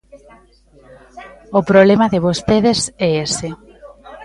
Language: Galician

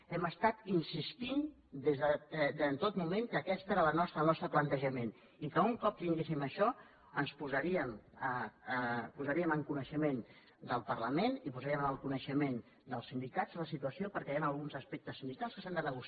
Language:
Catalan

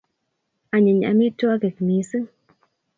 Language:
Kalenjin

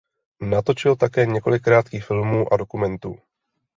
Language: Czech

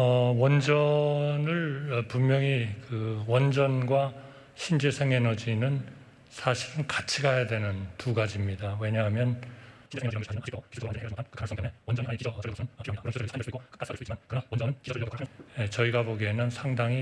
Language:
Korean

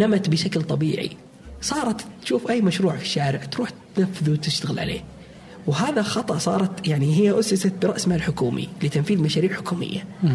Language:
Arabic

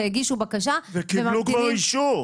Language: Hebrew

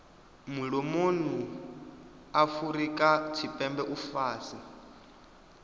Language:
Venda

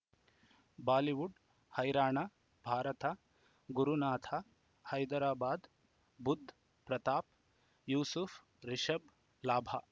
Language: Kannada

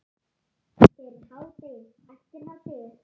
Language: Icelandic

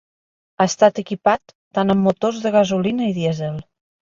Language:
Catalan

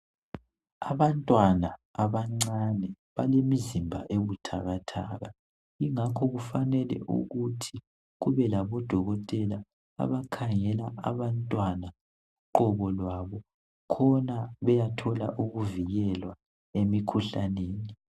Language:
North Ndebele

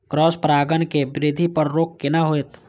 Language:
Maithili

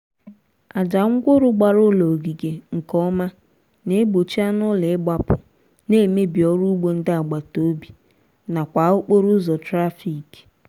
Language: Igbo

